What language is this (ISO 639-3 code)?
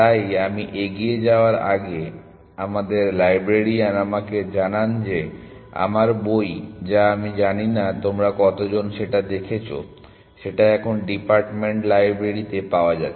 ben